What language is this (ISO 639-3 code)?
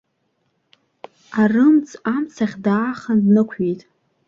abk